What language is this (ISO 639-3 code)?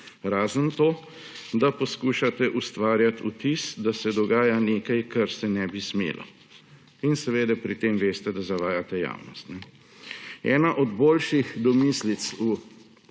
slv